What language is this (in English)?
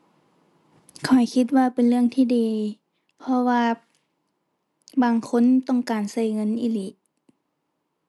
Thai